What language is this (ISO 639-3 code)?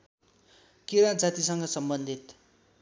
nep